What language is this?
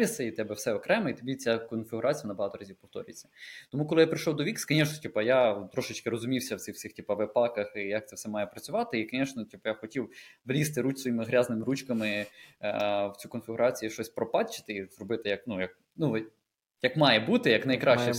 Ukrainian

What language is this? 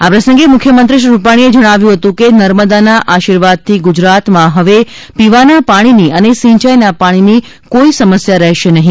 Gujarati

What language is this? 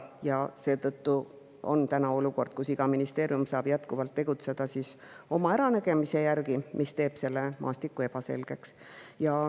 Estonian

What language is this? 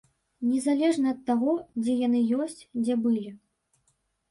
Belarusian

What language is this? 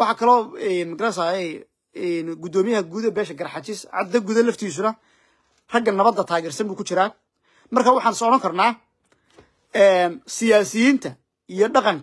Arabic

